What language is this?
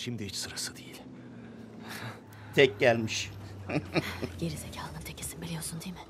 Turkish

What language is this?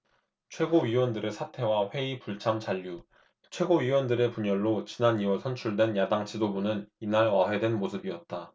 Korean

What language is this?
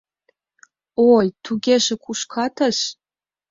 Mari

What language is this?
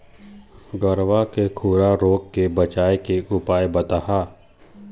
Chhattisgarhi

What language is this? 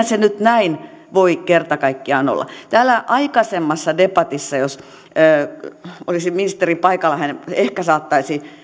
Finnish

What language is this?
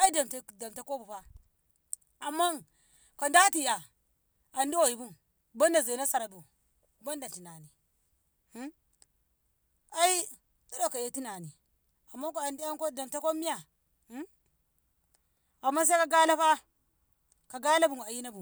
Ngamo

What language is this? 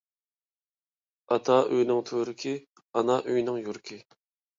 Uyghur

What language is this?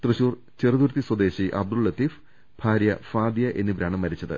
Malayalam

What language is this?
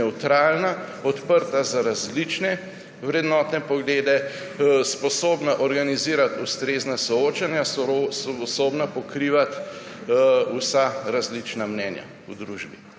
Slovenian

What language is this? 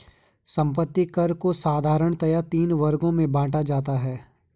Hindi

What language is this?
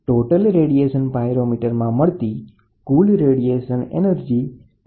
Gujarati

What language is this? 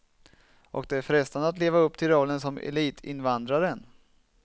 Swedish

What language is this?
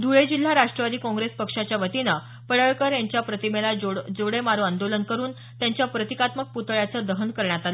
Marathi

